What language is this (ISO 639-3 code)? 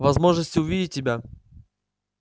rus